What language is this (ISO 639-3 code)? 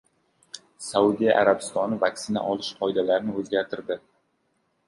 uzb